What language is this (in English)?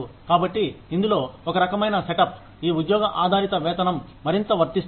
Telugu